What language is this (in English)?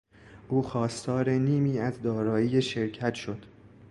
Persian